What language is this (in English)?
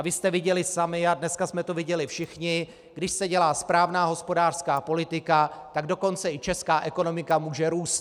Czech